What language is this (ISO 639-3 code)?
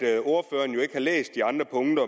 dan